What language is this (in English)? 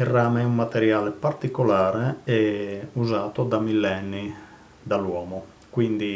Italian